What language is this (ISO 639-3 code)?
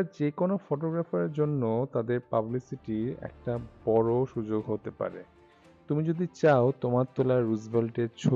ben